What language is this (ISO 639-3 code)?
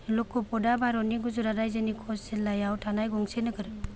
brx